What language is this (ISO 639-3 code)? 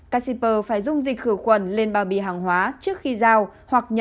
vie